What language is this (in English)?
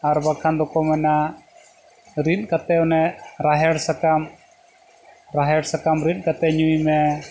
Santali